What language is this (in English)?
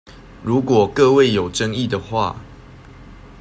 Chinese